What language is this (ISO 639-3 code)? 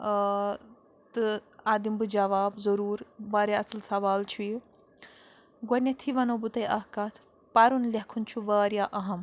kas